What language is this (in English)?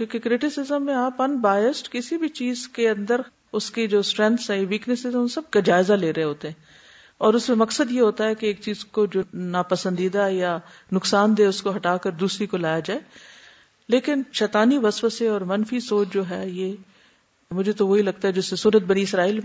Urdu